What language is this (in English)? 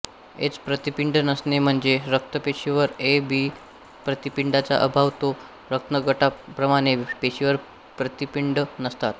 Marathi